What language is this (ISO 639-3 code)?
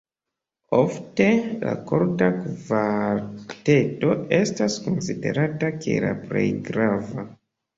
epo